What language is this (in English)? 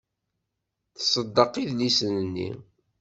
Kabyle